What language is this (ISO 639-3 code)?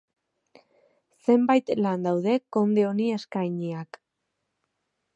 eus